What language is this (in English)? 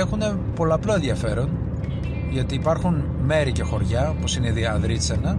Greek